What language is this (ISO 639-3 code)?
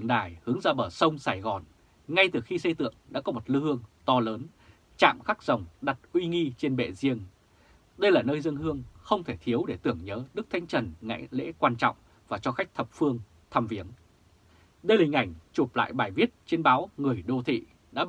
vie